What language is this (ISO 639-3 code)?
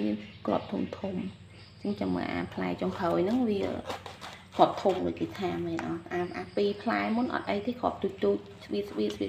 tha